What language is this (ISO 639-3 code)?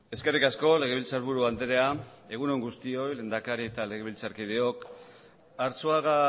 eus